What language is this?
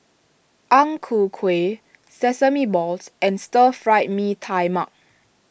English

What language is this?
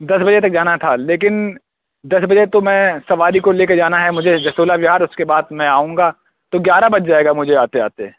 Urdu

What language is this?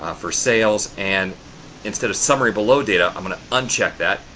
English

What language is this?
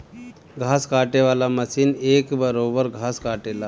Bhojpuri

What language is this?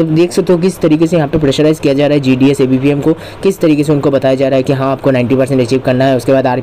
Hindi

